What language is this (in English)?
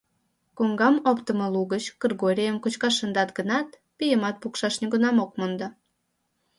Mari